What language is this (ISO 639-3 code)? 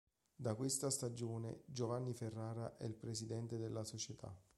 ita